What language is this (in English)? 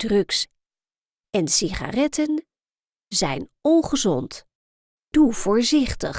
Dutch